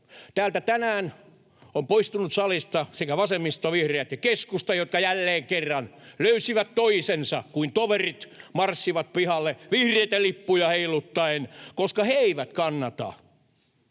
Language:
Finnish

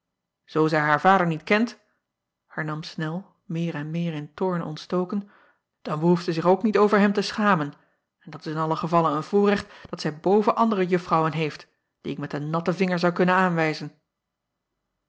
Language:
Dutch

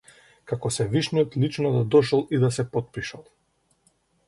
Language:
Macedonian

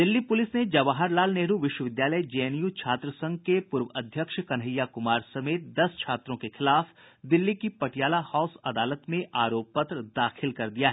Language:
Hindi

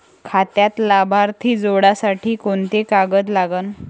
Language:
Marathi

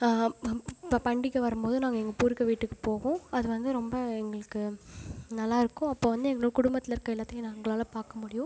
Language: Tamil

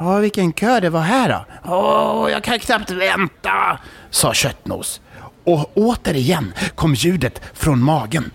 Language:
Swedish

